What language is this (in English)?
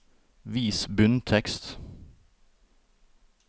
Norwegian